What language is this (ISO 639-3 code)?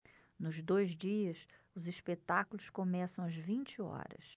por